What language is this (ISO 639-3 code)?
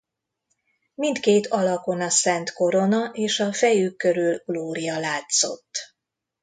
hun